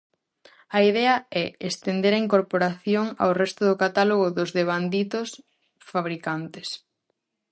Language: Galician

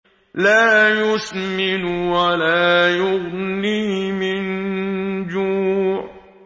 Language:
Arabic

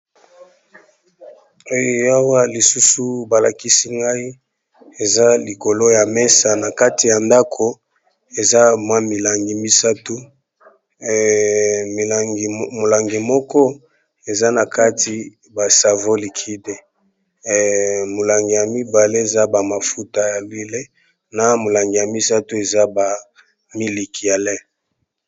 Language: Lingala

